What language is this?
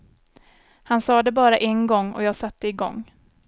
Swedish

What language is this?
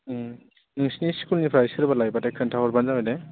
Bodo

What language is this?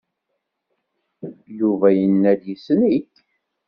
Kabyle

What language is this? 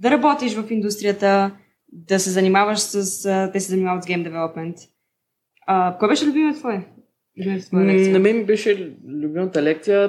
Bulgarian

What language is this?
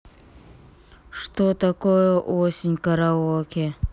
Russian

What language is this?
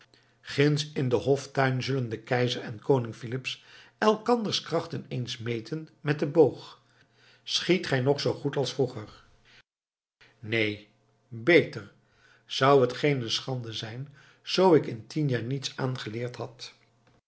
Dutch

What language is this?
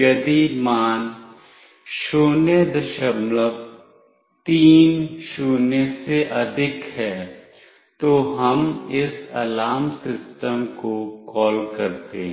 Hindi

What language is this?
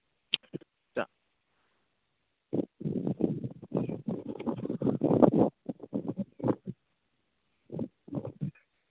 Manipuri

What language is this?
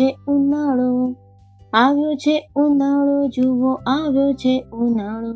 Gujarati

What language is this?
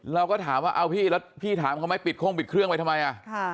Thai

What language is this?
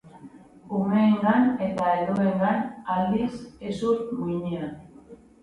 Basque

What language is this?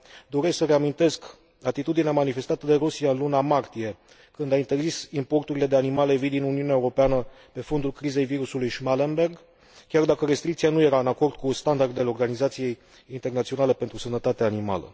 Romanian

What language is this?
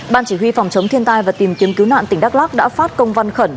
Vietnamese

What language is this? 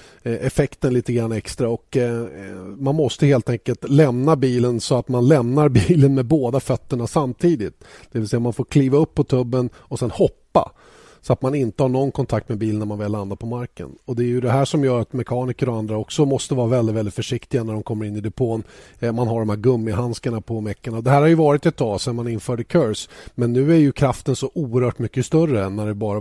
Swedish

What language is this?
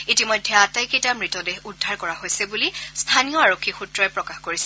Assamese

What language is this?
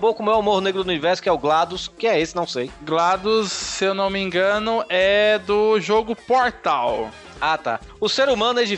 Portuguese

